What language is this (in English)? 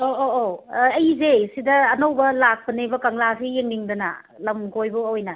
Manipuri